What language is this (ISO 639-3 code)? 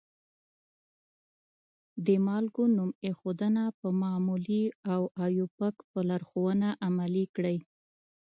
pus